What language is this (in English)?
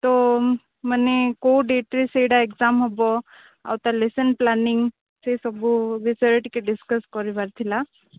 Odia